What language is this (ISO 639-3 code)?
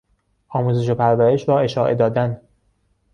fas